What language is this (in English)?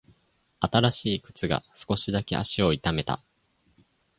Japanese